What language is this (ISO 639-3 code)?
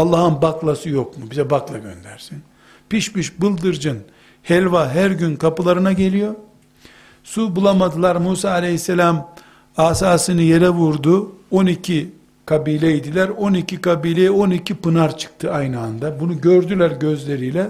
tur